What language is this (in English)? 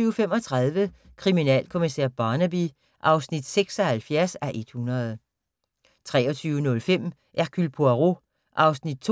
Danish